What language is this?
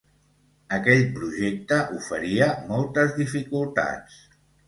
Catalan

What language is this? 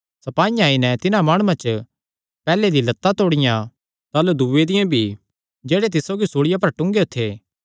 Kangri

